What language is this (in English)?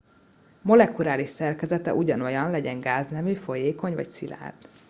Hungarian